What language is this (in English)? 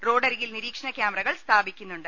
Malayalam